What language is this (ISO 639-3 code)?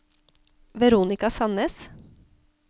nor